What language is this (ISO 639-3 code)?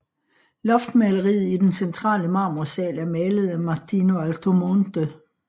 dan